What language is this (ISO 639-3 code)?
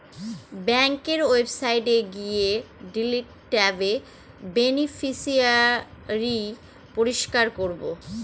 ben